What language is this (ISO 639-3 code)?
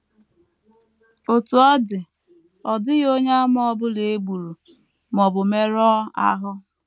ibo